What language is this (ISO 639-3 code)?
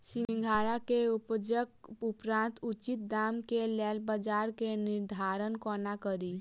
mai